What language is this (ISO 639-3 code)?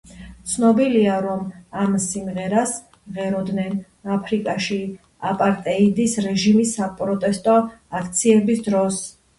kat